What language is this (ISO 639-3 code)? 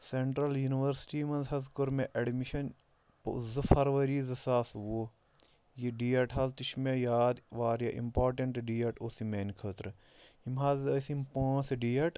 kas